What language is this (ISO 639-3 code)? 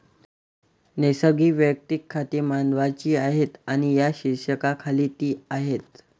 mar